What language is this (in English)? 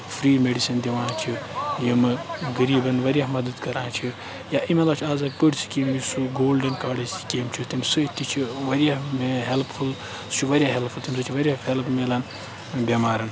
Kashmiri